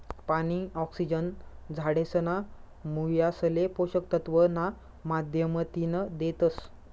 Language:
Marathi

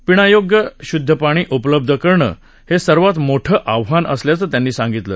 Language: Marathi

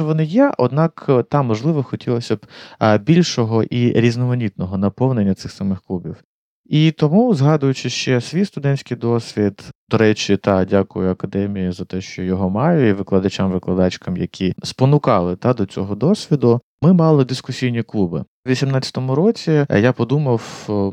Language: Ukrainian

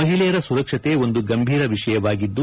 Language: Kannada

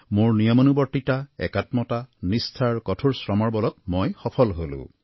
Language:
Assamese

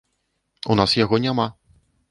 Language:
Belarusian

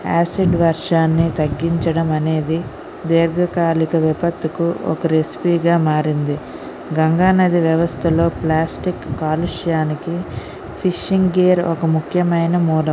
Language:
Telugu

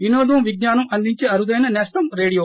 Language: Telugu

